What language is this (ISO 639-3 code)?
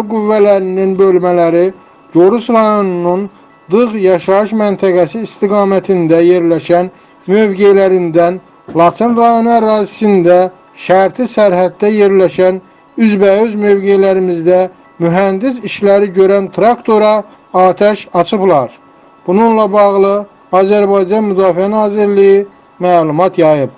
tur